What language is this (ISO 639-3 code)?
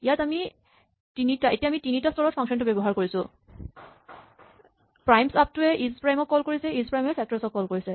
asm